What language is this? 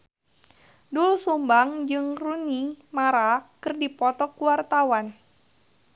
Sundanese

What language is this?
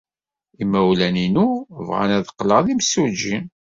Kabyle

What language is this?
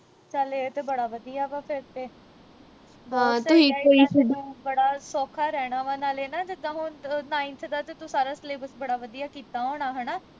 Punjabi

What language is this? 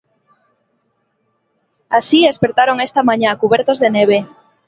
Galician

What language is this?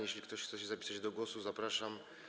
Polish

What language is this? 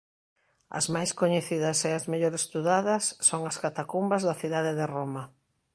Galician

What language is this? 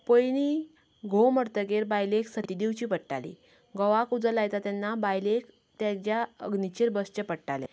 Konkani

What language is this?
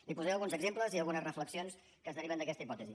Catalan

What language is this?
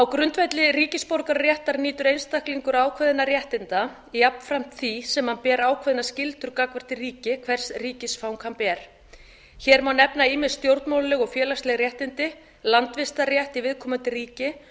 Icelandic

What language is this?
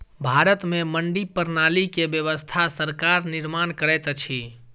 Maithili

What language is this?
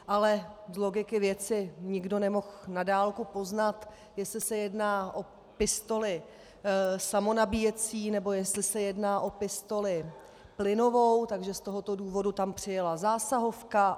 Czech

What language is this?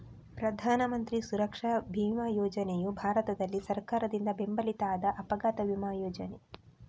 Kannada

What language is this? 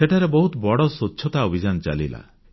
Odia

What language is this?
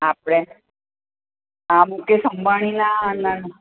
Gujarati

